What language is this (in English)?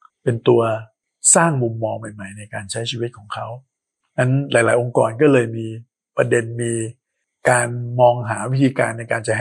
Thai